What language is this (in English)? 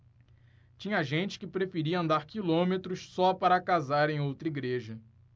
Portuguese